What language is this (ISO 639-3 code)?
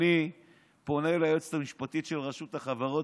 heb